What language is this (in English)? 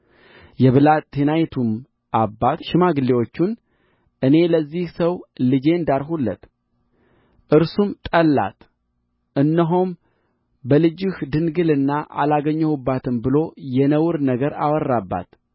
Amharic